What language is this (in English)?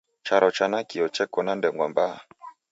Taita